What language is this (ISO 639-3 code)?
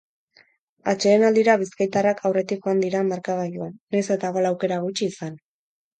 eus